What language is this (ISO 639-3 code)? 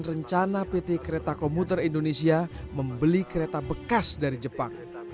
ind